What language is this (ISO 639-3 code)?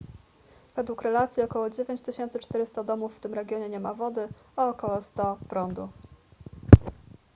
pol